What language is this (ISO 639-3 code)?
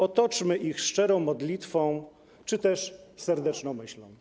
pol